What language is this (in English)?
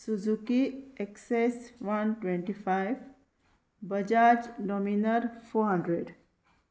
Konkani